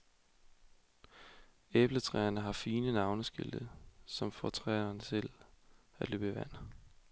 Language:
Danish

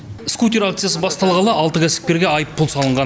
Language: Kazakh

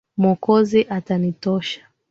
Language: Swahili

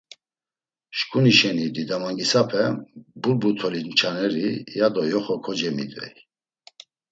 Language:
Laz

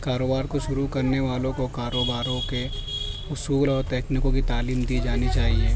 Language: Urdu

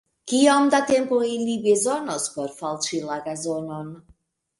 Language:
Esperanto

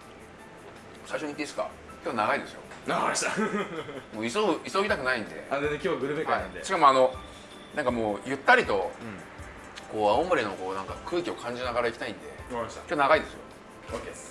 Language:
Japanese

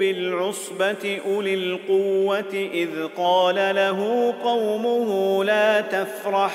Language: Arabic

